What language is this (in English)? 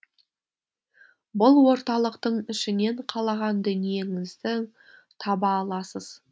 Kazakh